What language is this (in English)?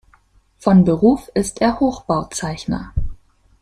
German